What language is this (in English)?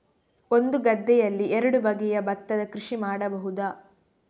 Kannada